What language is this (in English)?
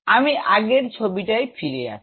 Bangla